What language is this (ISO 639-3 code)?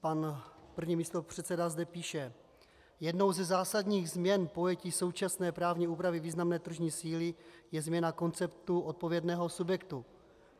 ces